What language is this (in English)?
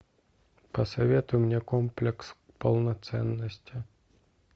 Russian